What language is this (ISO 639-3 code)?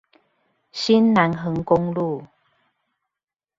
zho